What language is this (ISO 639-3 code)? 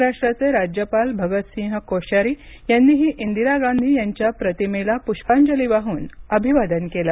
mar